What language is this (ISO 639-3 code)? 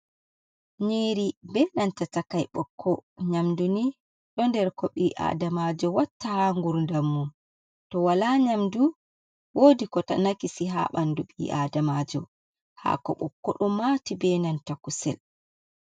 ful